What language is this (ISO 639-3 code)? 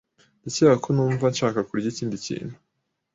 kin